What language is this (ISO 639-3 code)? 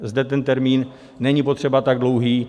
ces